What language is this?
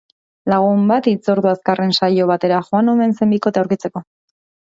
Basque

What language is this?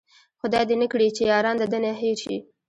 Pashto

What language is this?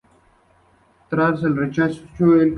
Spanish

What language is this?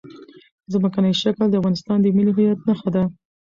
Pashto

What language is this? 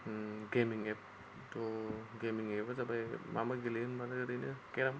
Bodo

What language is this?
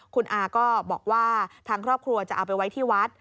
Thai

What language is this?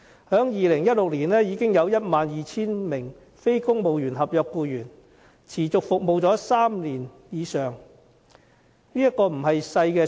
Cantonese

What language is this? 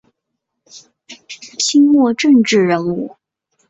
Chinese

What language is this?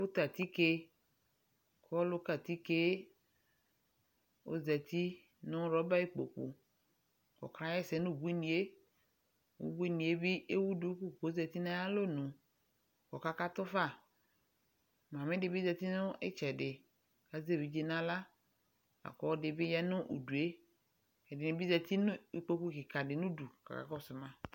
Ikposo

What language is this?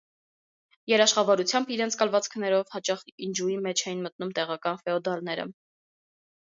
Armenian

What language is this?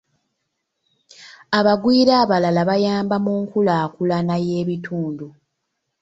Ganda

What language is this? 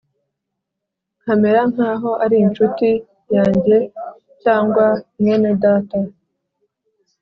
Kinyarwanda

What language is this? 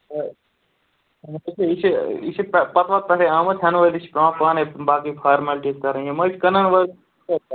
Kashmiri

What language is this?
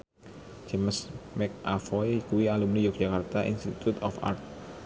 Javanese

